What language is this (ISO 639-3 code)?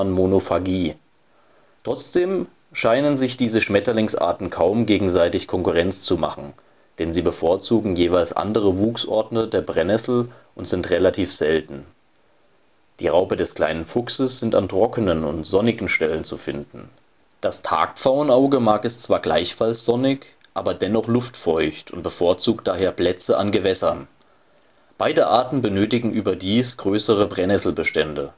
deu